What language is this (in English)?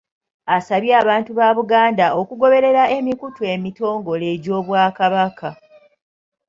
Ganda